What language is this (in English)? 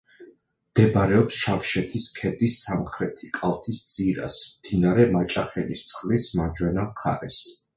Georgian